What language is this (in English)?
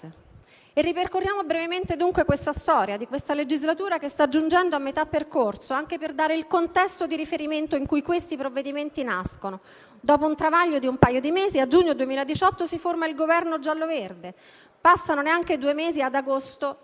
Italian